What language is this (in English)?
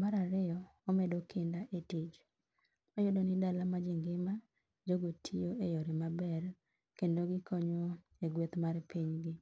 Luo (Kenya and Tanzania)